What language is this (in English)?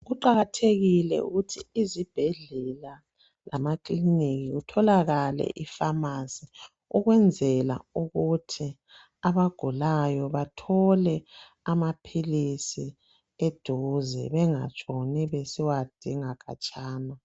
North Ndebele